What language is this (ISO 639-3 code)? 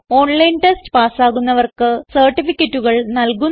mal